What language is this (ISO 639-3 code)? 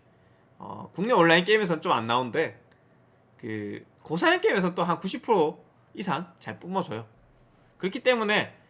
kor